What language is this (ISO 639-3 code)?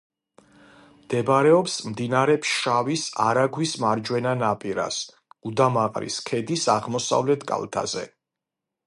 kat